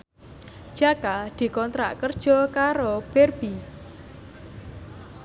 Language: Javanese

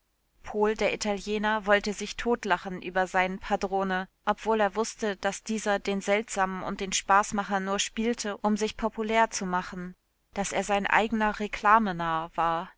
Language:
German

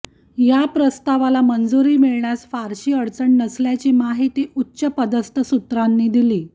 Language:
Marathi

